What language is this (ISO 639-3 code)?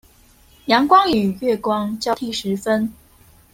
zho